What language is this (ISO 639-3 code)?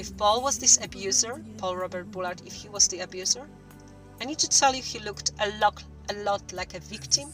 eng